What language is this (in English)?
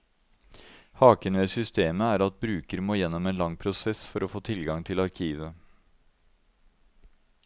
Norwegian